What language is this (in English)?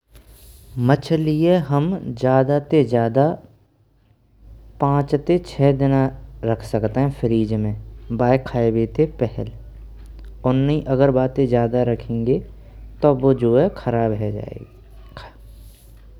Braj